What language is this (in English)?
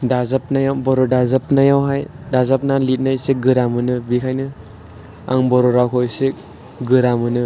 Bodo